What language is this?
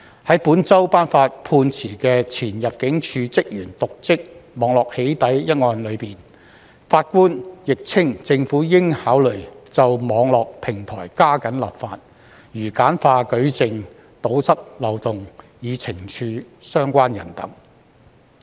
Cantonese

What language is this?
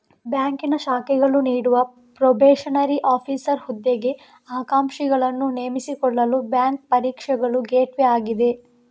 Kannada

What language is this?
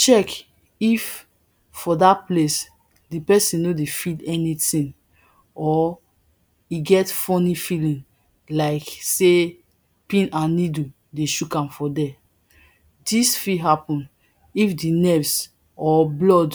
Nigerian Pidgin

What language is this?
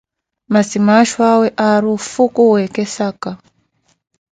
Koti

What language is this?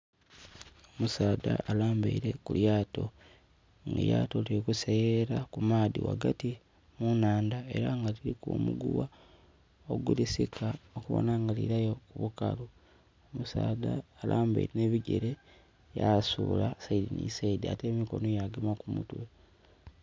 Soga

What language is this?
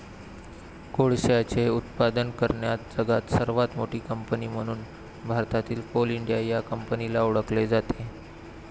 Marathi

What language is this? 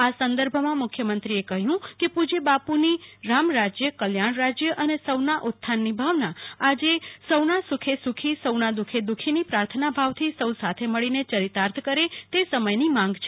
Gujarati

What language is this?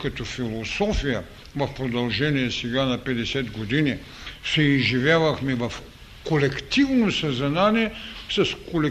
Bulgarian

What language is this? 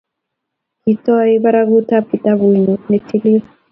Kalenjin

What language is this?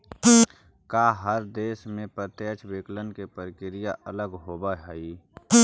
Magahi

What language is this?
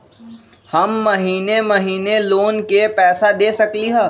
Magahi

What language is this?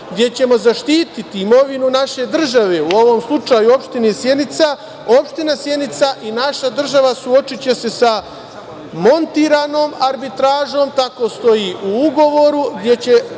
Serbian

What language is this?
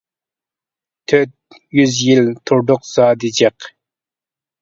Uyghur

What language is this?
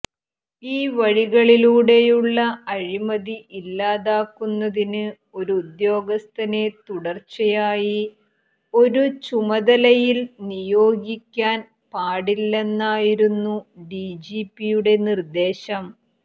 Malayalam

